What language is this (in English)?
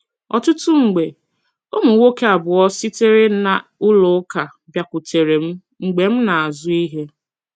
Igbo